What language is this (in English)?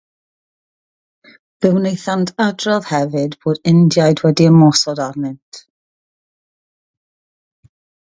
Welsh